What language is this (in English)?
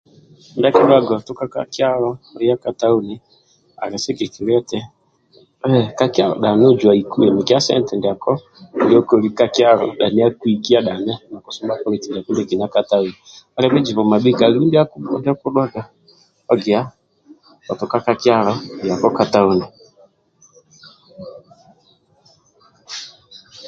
Amba (Uganda)